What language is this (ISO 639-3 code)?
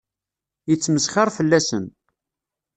kab